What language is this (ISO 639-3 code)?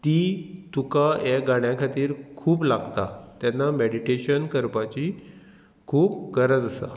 kok